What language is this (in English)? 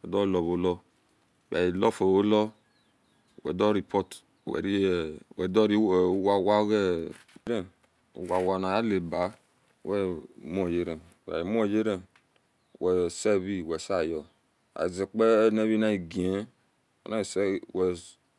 Esan